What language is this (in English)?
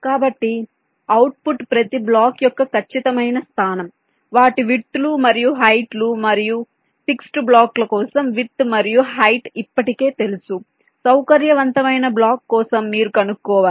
Telugu